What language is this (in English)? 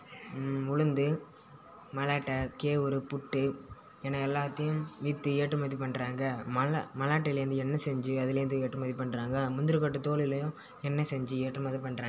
Tamil